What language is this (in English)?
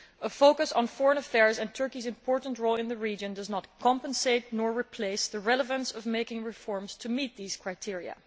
English